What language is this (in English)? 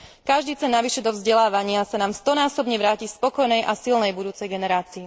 Slovak